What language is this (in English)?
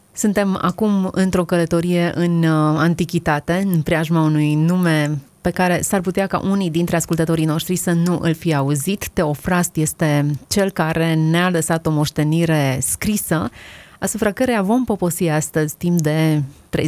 Romanian